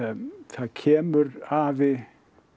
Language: Icelandic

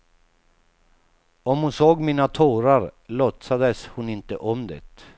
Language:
Swedish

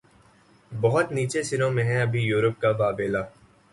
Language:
Urdu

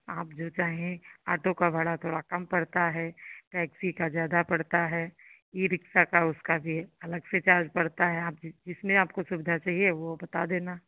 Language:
Hindi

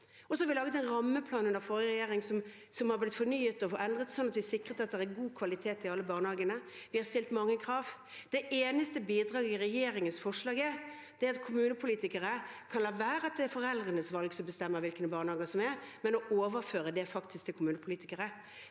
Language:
Norwegian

